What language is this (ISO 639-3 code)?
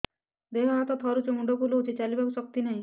ori